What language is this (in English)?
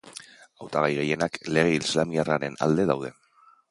Basque